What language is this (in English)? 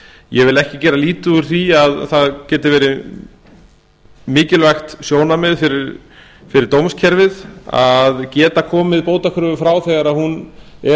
Icelandic